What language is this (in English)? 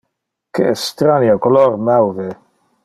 Interlingua